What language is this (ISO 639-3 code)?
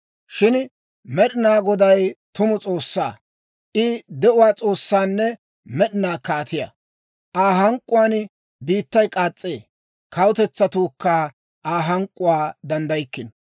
dwr